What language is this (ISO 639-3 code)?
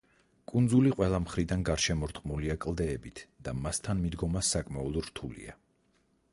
kat